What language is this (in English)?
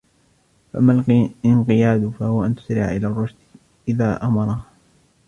Arabic